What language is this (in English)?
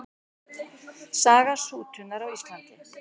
Icelandic